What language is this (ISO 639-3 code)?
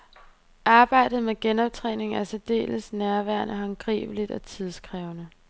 dan